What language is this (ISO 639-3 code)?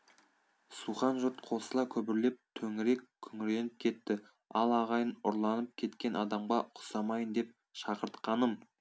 kaz